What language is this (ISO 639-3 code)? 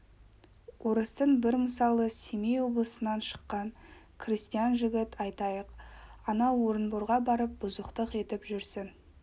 kaz